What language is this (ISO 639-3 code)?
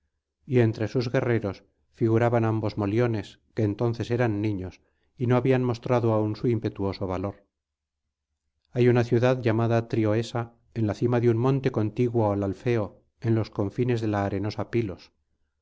spa